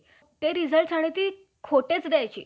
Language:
Marathi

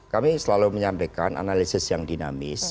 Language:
Indonesian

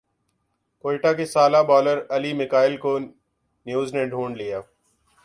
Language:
Urdu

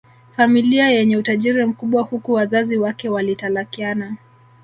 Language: Swahili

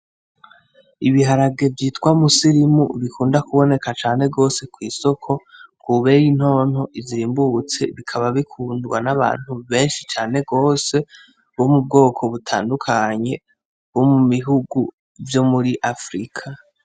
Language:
Rundi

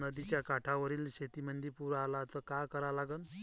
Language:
Marathi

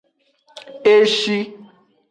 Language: Aja (Benin)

